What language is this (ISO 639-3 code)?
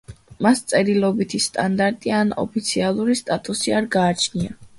kat